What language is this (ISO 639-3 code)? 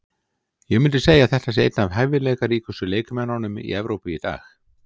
isl